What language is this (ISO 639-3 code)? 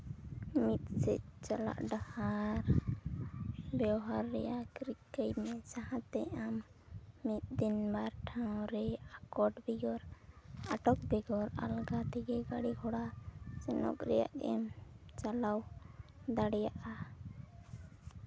sat